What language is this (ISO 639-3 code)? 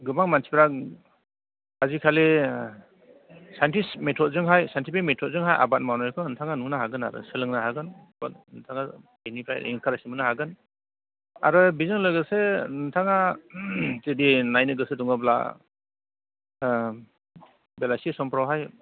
brx